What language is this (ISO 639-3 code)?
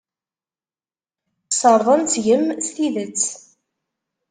kab